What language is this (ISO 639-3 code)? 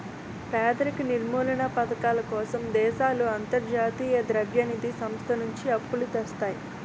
tel